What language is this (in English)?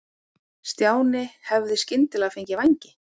Icelandic